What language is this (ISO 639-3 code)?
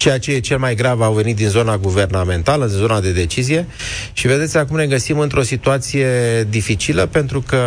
ron